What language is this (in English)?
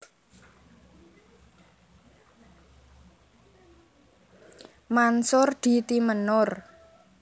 Javanese